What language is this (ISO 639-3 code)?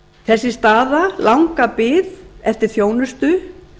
isl